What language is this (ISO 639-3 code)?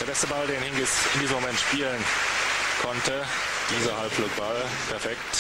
deu